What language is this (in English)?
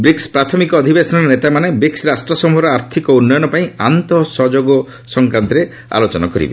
Odia